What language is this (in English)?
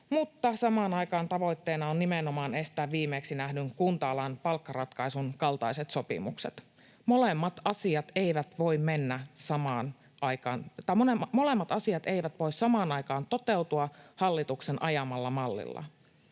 Finnish